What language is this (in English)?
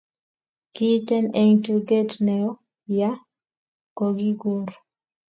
Kalenjin